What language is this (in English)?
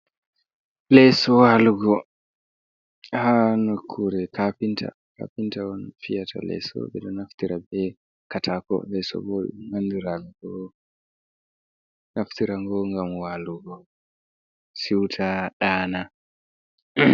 Fula